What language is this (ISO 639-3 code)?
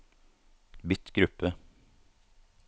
nor